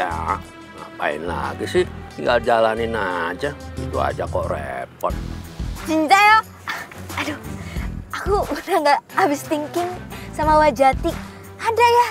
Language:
Indonesian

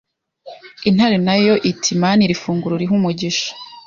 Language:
Kinyarwanda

